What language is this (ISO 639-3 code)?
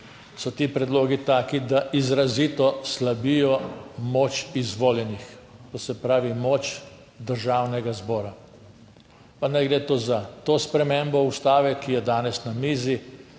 slv